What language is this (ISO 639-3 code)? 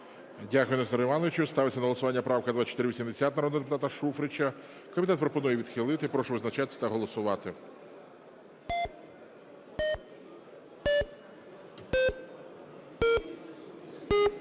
ukr